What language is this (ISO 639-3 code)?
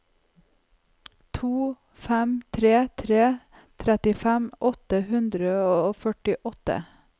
nor